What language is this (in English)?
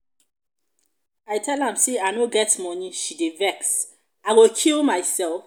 Nigerian Pidgin